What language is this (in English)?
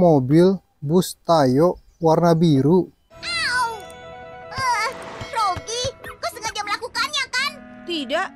Indonesian